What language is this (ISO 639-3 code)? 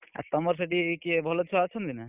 ori